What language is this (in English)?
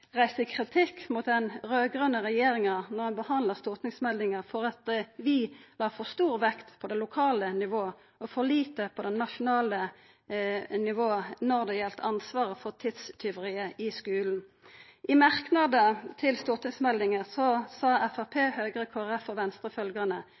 Norwegian Nynorsk